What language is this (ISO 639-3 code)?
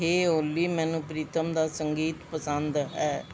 pan